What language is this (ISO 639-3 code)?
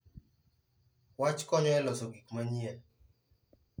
luo